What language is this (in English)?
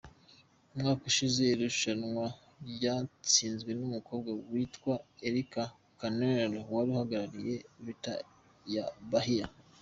Kinyarwanda